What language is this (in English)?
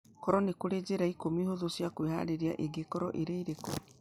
Kikuyu